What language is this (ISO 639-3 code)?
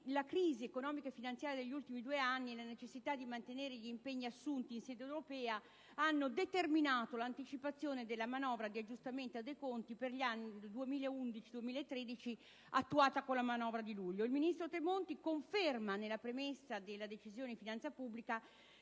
ita